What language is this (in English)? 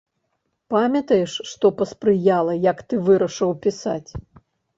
Belarusian